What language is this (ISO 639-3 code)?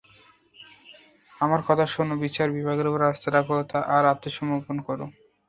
ben